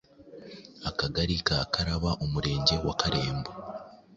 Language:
Kinyarwanda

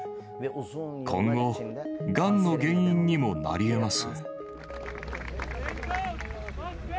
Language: Japanese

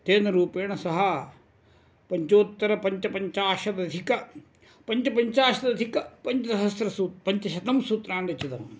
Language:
Sanskrit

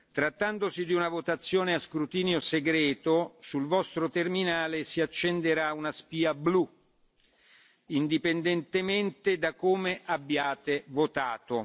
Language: Italian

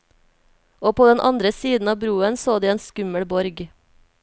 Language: Norwegian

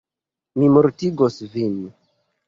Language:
Esperanto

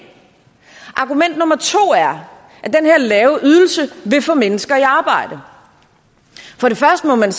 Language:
Danish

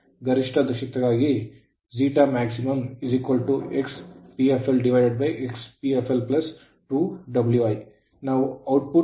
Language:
Kannada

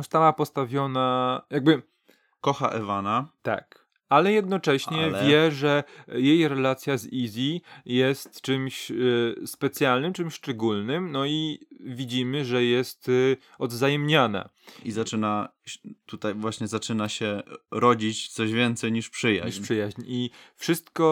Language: Polish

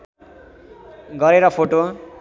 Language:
Nepali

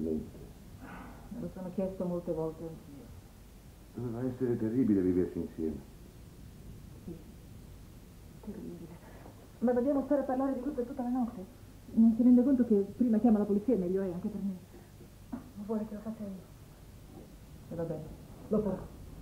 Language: Italian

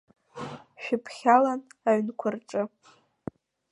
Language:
Abkhazian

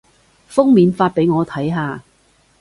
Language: Cantonese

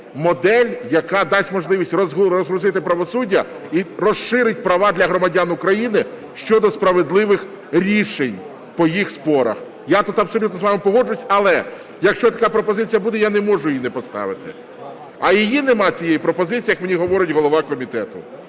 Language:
Ukrainian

